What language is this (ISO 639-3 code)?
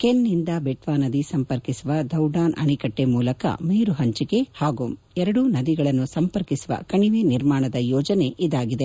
kan